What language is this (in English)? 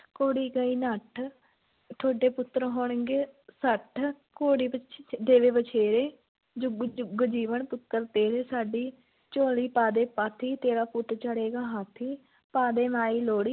Punjabi